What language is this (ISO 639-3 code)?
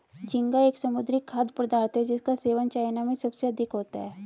hin